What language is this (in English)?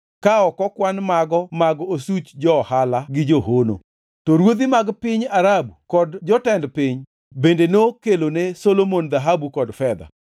Luo (Kenya and Tanzania)